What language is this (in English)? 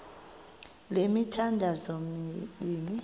Xhosa